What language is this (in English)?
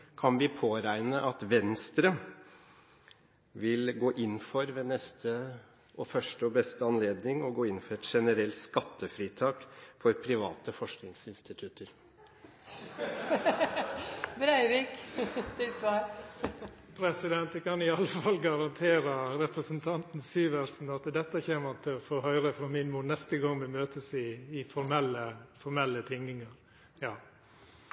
Norwegian